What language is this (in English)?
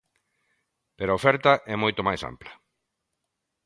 Galician